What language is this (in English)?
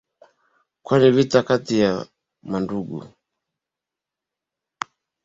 Swahili